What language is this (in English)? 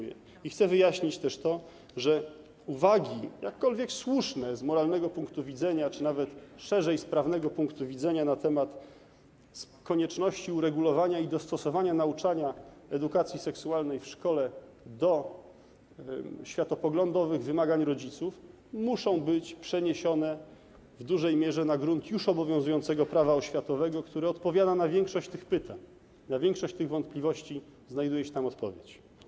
Polish